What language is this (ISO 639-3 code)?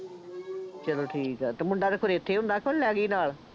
pan